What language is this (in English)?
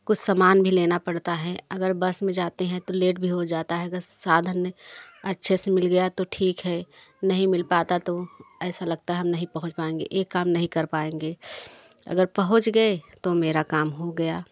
Hindi